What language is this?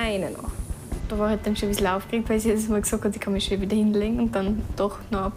German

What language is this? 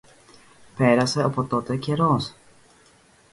Greek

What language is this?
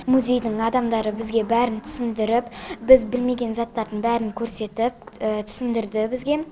Kazakh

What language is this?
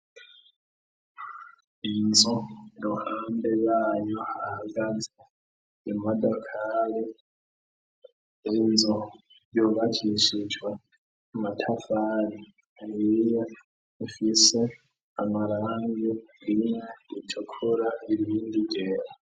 Rundi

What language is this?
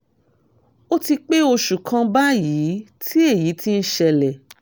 Yoruba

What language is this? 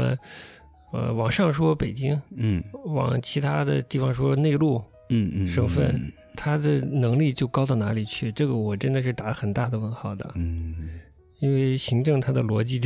Chinese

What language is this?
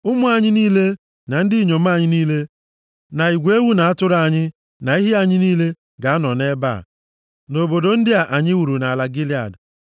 Igbo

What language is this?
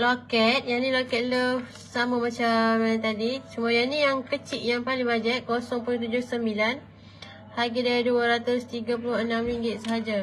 Malay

